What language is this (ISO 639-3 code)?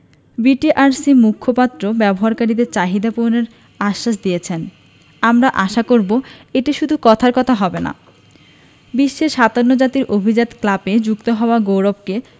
ben